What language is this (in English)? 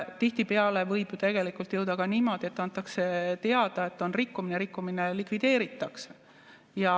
Estonian